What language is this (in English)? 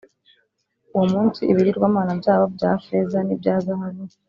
Kinyarwanda